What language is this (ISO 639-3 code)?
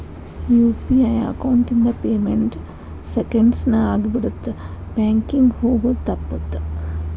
kan